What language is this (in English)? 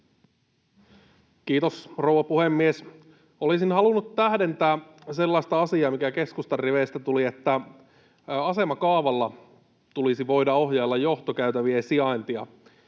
Finnish